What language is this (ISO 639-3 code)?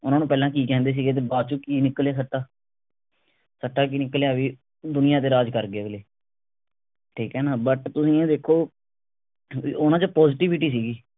pan